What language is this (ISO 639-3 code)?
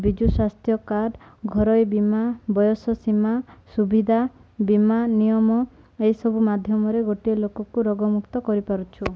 ori